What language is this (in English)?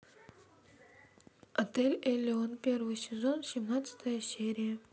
Russian